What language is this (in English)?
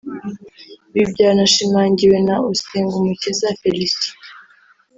Kinyarwanda